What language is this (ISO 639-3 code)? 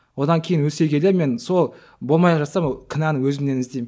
kaz